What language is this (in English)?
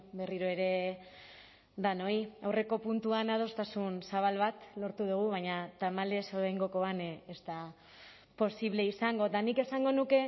Basque